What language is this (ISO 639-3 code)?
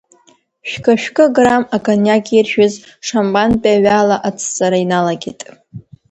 abk